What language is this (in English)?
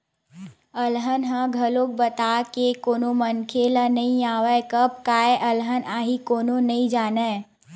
Chhattisgarhi